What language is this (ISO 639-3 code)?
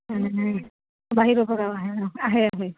asm